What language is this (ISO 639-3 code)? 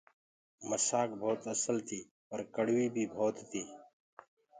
ggg